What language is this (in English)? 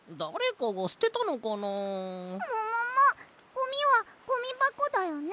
Japanese